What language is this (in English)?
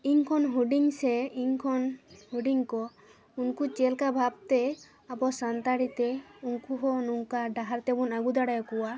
Santali